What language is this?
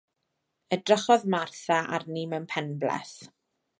Welsh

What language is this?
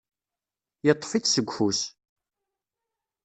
Kabyle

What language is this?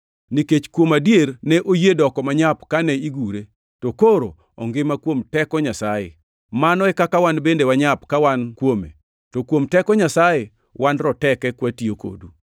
Luo (Kenya and Tanzania)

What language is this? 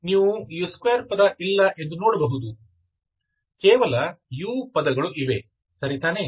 Kannada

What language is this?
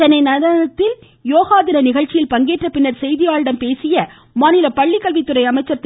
Tamil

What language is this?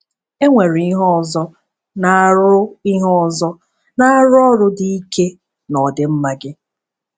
Igbo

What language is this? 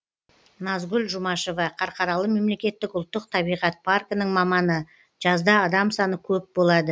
Kazakh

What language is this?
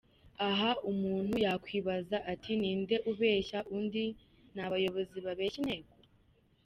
Kinyarwanda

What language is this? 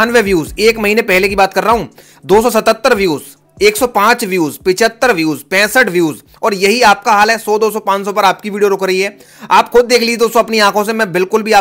Hindi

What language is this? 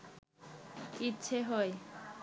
Bangla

